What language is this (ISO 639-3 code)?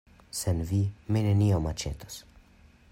epo